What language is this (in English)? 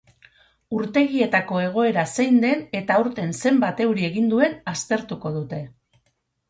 Basque